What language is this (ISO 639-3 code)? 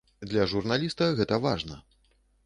bel